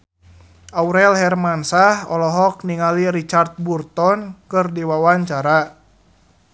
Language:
Sundanese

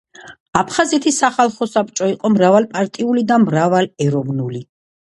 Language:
Georgian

